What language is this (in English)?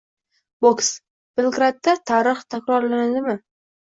Uzbek